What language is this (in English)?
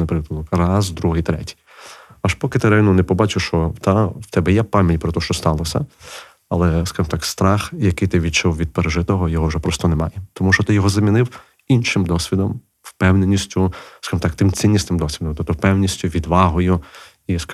Ukrainian